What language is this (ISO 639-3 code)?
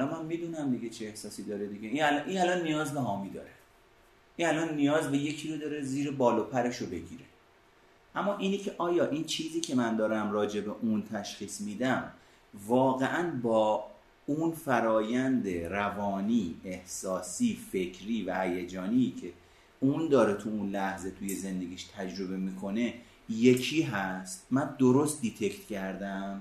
fas